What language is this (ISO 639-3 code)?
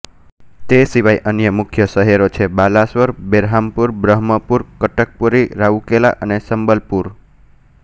guj